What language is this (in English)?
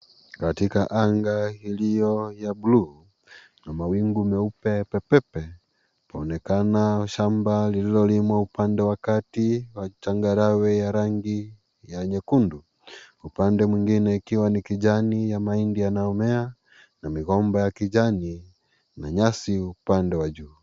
Swahili